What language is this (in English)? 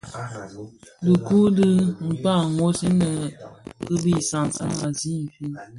Bafia